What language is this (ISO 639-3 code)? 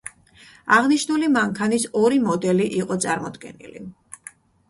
kat